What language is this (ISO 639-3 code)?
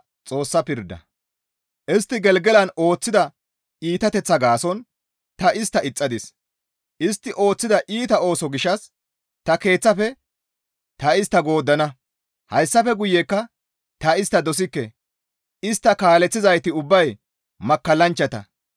gmv